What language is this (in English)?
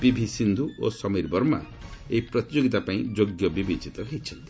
Odia